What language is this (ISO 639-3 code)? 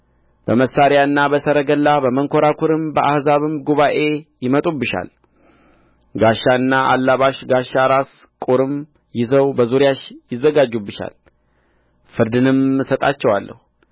amh